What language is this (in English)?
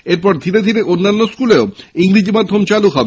Bangla